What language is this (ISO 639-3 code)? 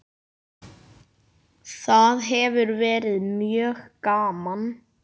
isl